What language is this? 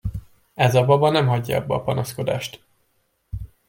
Hungarian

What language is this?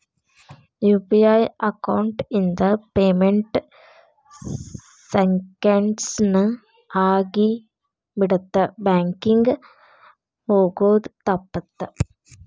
Kannada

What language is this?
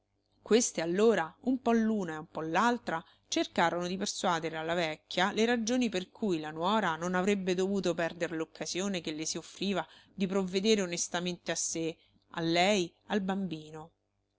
Italian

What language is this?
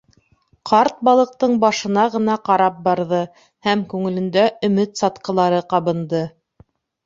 Bashkir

